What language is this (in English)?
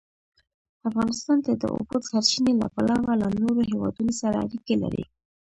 Pashto